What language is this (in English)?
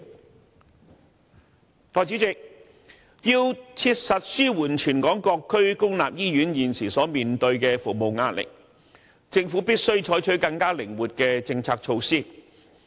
Cantonese